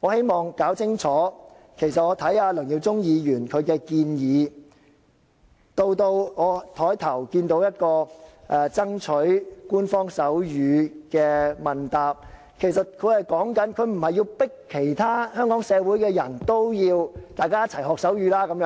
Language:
Cantonese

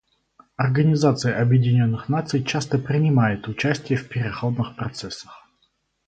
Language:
Russian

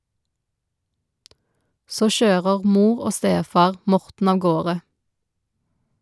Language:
Norwegian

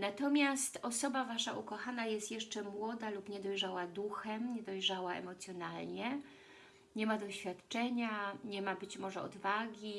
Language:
Polish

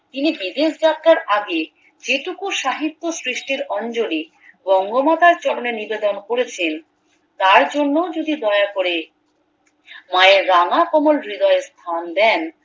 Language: Bangla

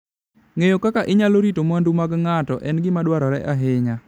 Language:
Luo (Kenya and Tanzania)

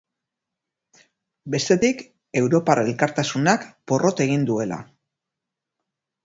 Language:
Basque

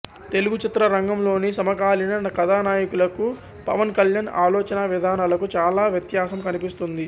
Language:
Telugu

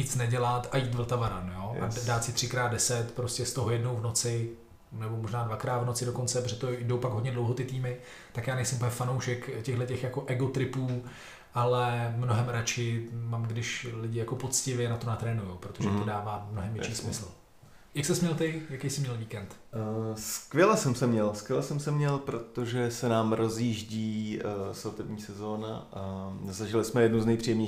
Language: Czech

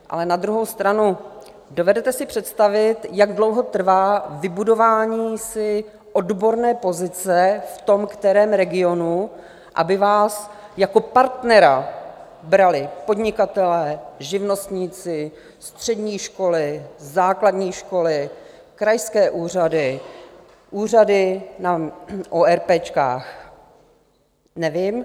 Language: Czech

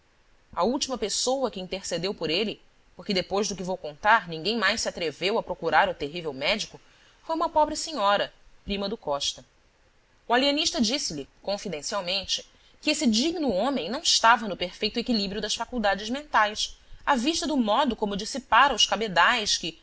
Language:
Portuguese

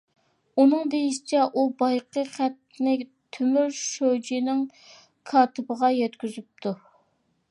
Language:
Uyghur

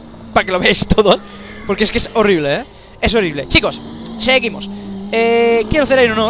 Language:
Spanish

